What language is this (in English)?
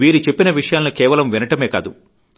Telugu